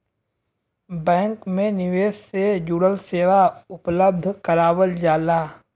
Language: Bhojpuri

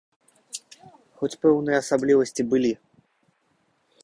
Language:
Belarusian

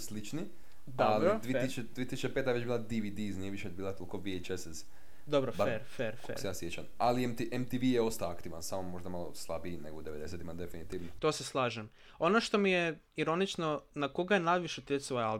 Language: Croatian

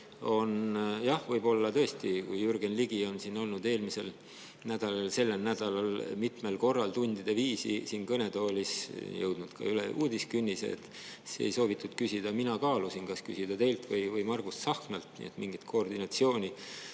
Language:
Estonian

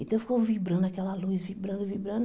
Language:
Portuguese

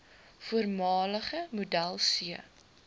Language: Afrikaans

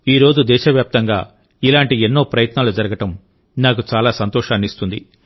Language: Telugu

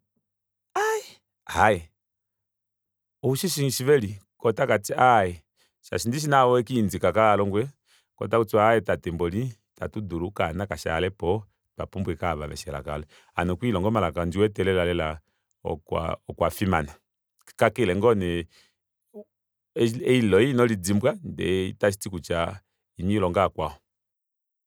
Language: Kuanyama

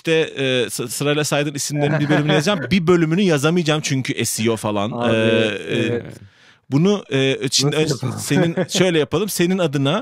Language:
Turkish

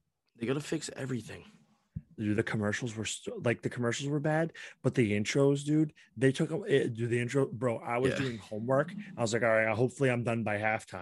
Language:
English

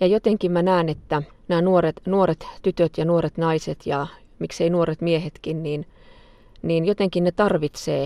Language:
Finnish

